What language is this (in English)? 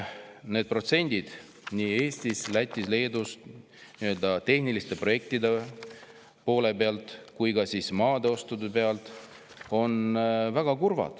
Estonian